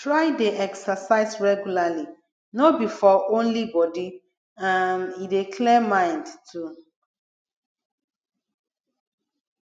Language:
Nigerian Pidgin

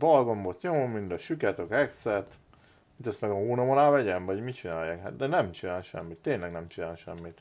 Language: Hungarian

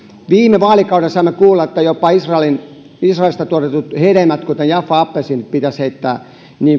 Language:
Finnish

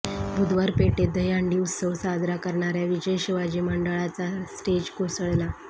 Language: Marathi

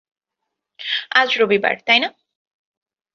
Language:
Bangla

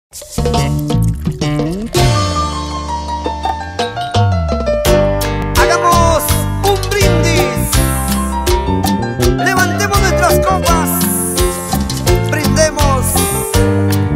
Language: Korean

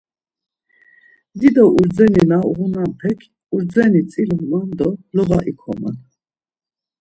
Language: Laz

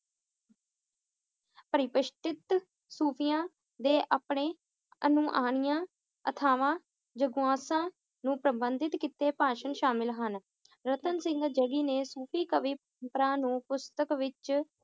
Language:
Punjabi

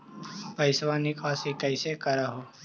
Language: Magahi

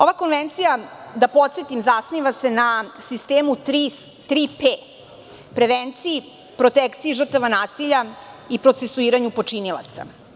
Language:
Serbian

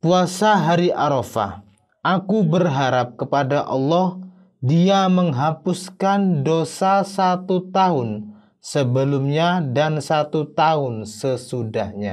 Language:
Indonesian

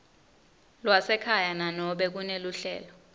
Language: Swati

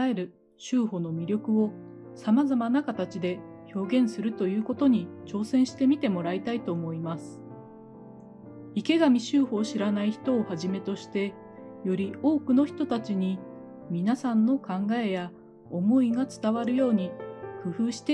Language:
Japanese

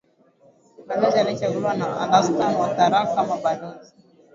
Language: Swahili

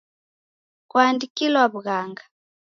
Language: Taita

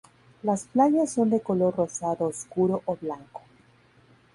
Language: Spanish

